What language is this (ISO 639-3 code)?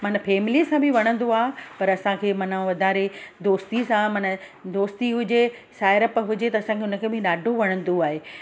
snd